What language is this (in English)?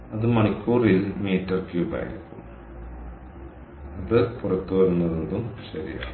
Malayalam